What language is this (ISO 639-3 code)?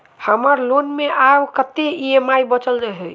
mai